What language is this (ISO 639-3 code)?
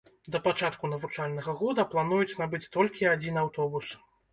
bel